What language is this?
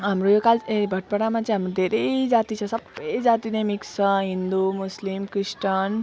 Nepali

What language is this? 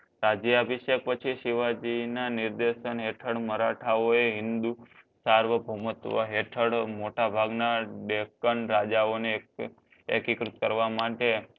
Gujarati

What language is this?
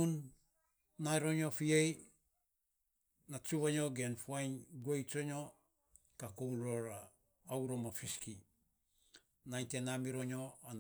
Saposa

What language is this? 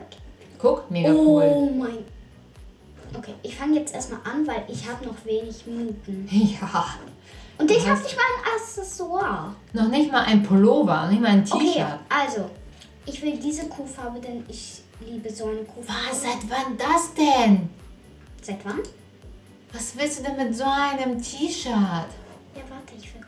German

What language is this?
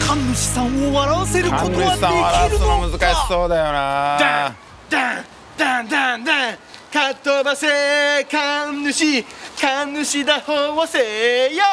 Japanese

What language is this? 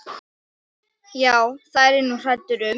Icelandic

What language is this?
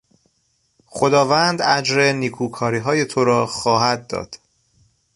Persian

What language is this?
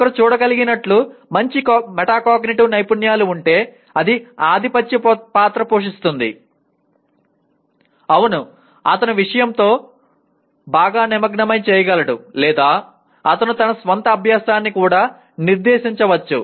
Telugu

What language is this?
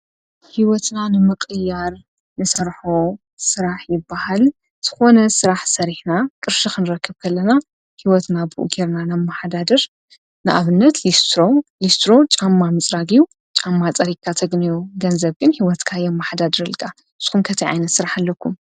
Tigrinya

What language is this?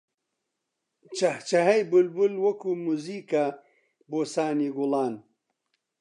Central Kurdish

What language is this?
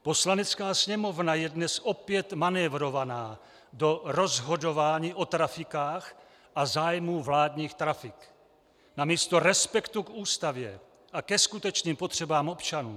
Czech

